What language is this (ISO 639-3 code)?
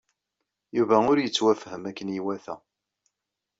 kab